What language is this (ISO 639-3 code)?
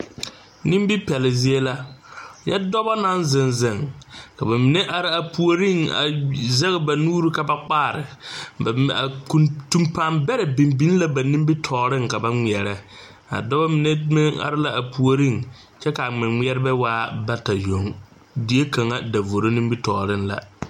dga